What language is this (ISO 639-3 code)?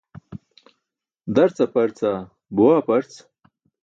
bsk